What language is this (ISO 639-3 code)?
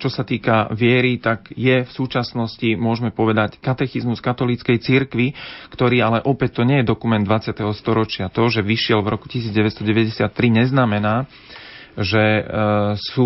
slk